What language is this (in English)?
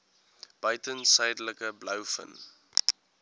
Afrikaans